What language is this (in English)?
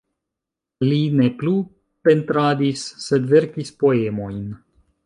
Esperanto